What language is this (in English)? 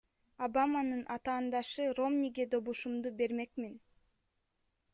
Kyrgyz